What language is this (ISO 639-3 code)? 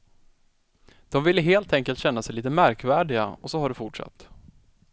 swe